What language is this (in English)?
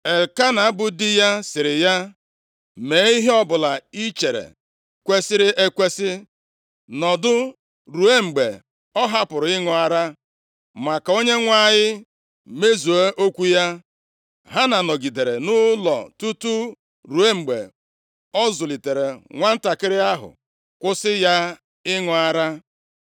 Igbo